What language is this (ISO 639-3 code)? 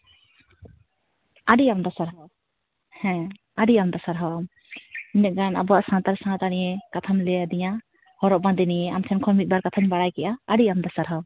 sat